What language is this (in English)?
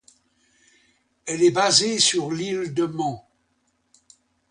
French